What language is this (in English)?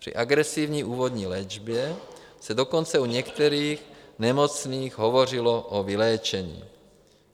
Czech